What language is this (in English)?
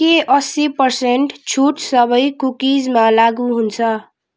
Nepali